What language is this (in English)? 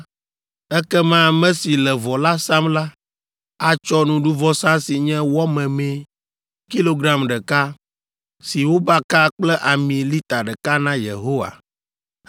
Ewe